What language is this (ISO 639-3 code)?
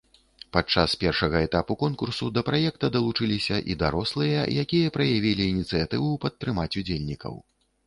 bel